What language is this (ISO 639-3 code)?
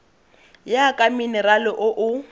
tsn